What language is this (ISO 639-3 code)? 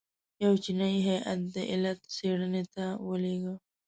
pus